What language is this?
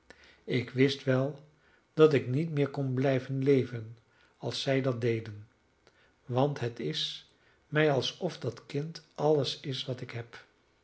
Dutch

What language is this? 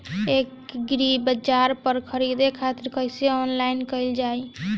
Bhojpuri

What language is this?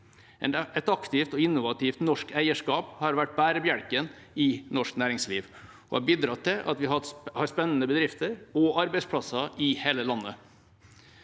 Norwegian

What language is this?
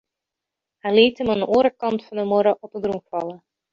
Western Frisian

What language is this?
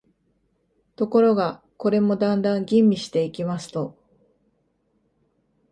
Japanese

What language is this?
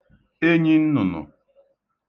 Igbo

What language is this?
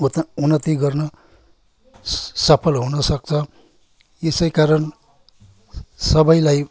Nepali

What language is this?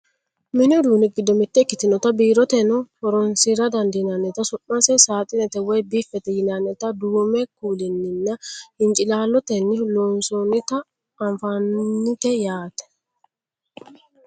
Sidamo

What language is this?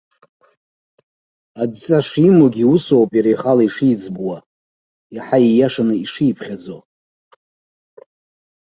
Abkhazian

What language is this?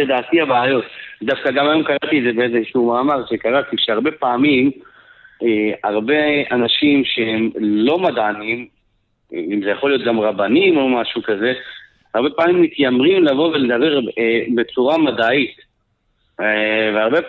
Hebrew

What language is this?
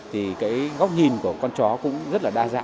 Vietnamese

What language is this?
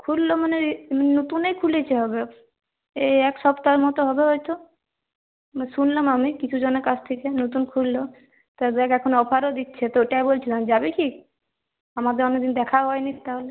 Bangla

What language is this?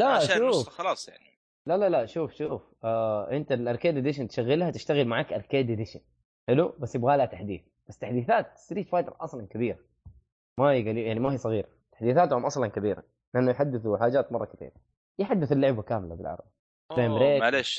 Arabic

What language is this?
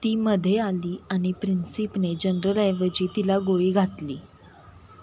Marathi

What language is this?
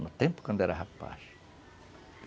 Portuguese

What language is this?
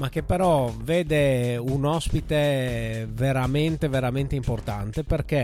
Italian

